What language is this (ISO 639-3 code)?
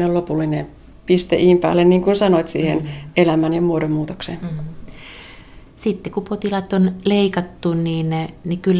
fin